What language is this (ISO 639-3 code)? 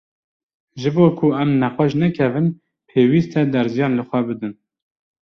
kur